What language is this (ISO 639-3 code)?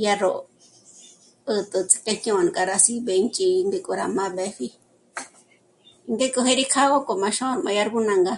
mmc